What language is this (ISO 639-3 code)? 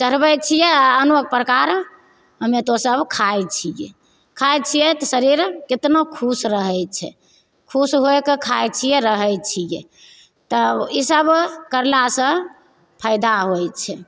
mai